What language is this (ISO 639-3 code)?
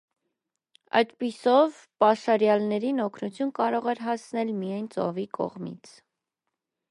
hye